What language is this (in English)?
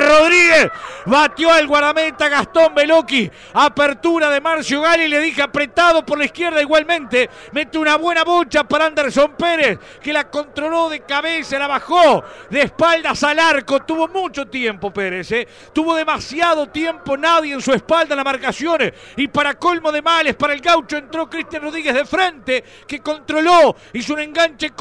Spanish